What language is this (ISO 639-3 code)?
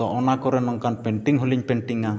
sat